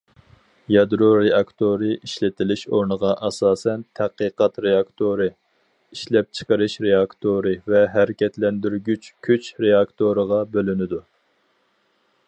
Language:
Uyghur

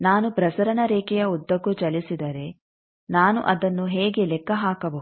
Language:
Kannada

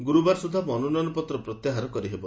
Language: Odia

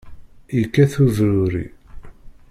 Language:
Kabyle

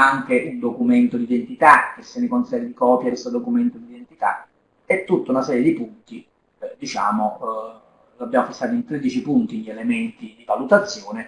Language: Italian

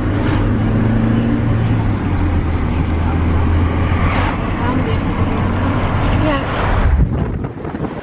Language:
Dutch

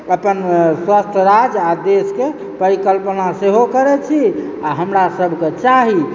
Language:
Maithili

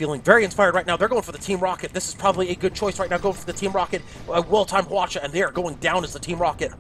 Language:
English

